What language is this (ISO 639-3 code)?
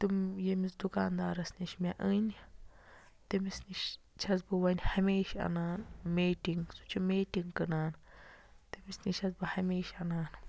kas